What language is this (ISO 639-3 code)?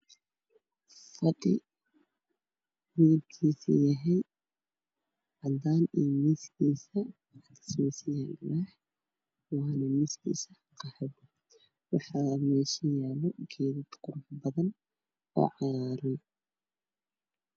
som